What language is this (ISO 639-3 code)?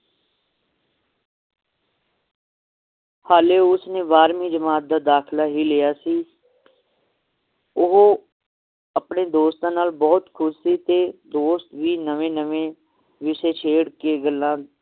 pan